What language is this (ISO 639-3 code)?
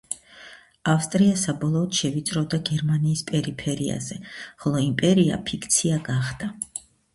kat